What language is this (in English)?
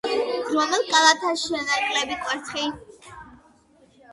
Georgian